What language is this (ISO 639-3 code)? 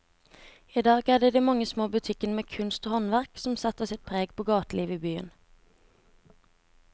nor